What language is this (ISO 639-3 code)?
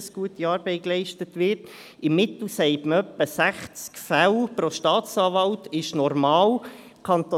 gsw